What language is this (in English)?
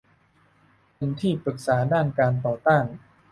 Thai